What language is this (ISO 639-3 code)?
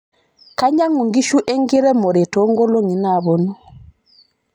mas